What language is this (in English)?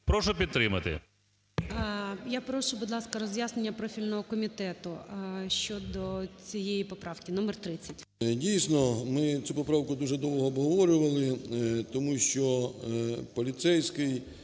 Ukrainian